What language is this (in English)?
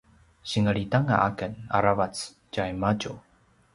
Paiwan